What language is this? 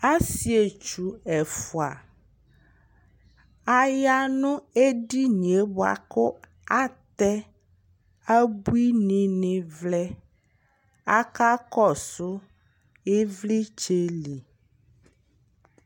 Ikposo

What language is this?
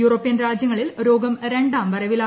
Malayalam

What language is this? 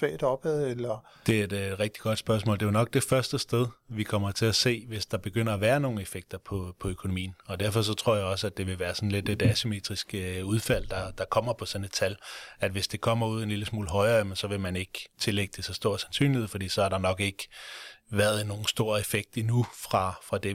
Danish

